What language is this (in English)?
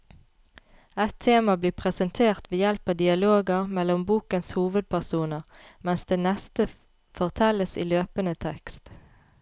Norwegian